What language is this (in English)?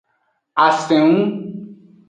Aja (Benin)